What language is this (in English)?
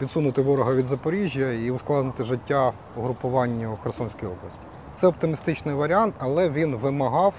Ukrainian